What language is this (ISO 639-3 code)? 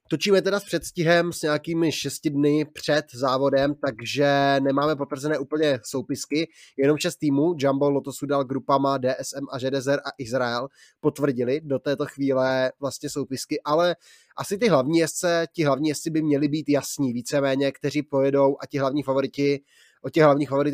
ces